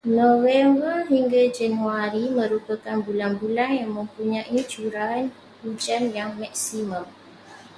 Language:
Malay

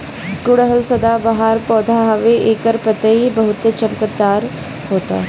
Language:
Bhojpuri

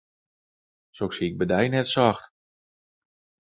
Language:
Western Frisian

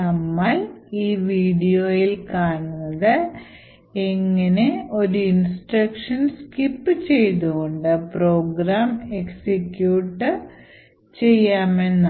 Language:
Malayalam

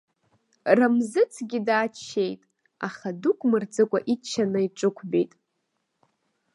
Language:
Abkhazian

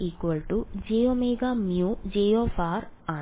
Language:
Malayalam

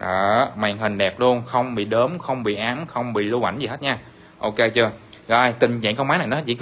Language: Vietnamese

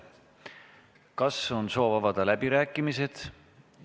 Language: Estonian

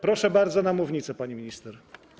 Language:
Polish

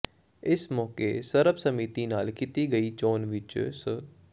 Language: Punjabi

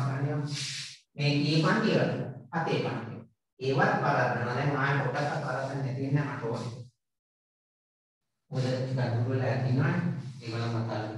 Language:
Indonesian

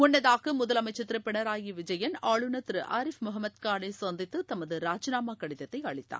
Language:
Tamil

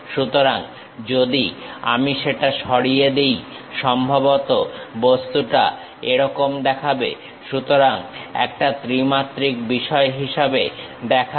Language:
Bangla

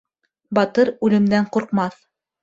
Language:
Bashkir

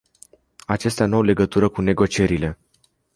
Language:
Romanian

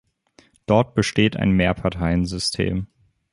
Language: German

